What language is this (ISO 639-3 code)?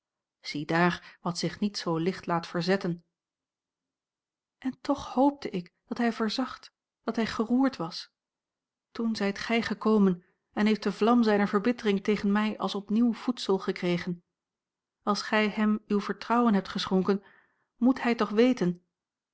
nld